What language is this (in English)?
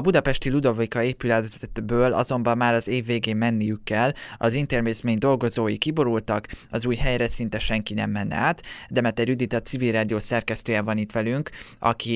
Hungarian